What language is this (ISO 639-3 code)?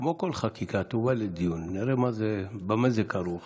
heb